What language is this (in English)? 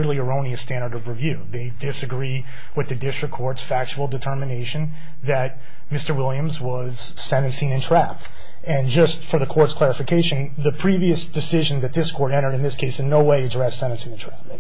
English